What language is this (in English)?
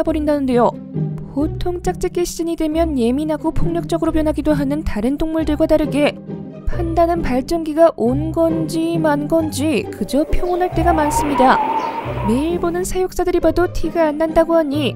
Korean